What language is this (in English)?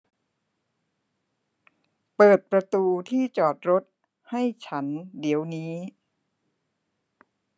Thai